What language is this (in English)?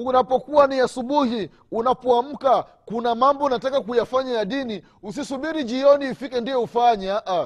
Swahili